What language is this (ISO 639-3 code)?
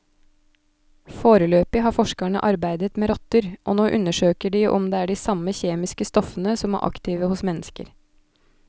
nor